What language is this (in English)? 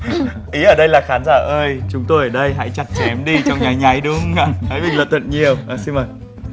Vietnamese